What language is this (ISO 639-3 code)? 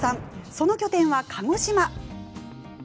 jpn